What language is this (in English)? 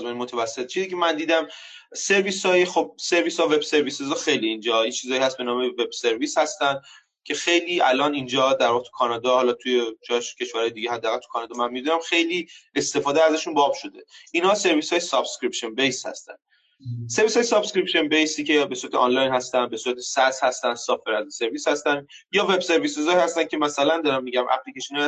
Persian